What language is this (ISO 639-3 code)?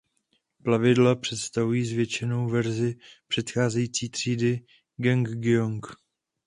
ces